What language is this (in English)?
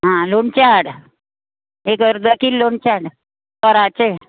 Konkani